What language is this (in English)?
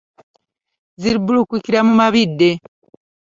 Ganda